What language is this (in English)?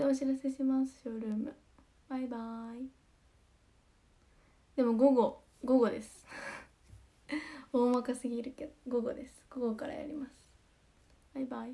Japanese